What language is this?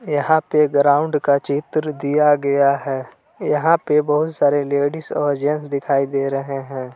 Hindi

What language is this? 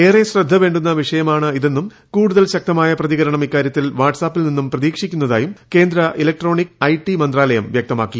Malayalam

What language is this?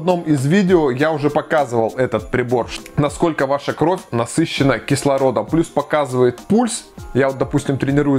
Russian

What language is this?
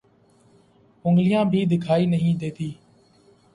Urdu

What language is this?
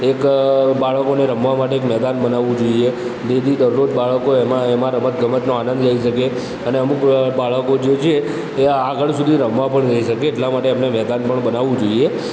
Gujarati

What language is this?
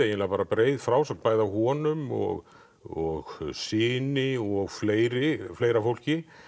Icelandic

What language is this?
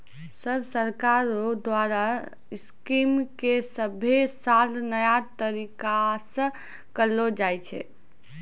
Maithili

